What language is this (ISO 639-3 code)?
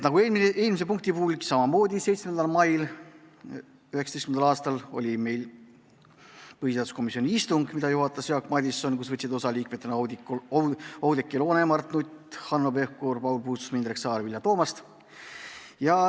est